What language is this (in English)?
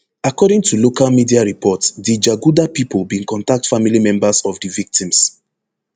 Nigerian Pidgin